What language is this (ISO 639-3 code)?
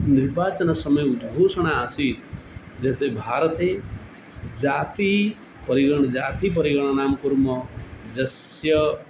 san